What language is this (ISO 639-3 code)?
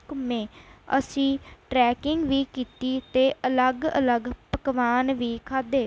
pan